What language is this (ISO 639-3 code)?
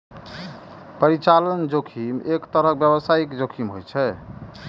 mai